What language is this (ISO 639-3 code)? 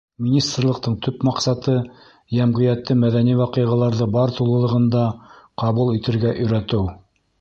bak